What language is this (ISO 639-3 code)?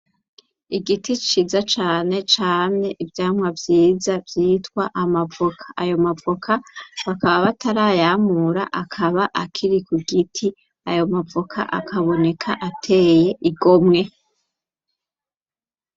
run